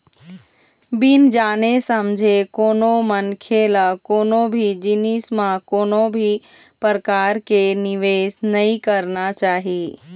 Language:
Chhattisgarhi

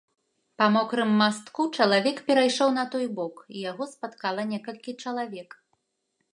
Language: Belarusian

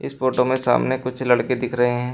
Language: Hindi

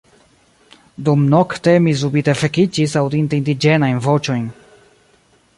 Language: Esperanto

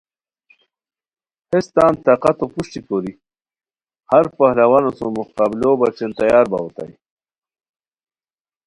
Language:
Khowar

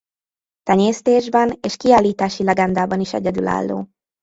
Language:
Hungarian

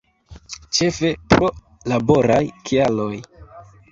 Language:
Esperanto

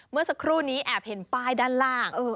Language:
Thai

